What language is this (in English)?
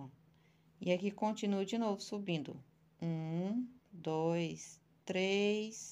Portuguese